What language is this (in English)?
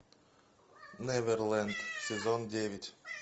Russian